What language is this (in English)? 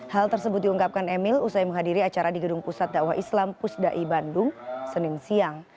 Indonesian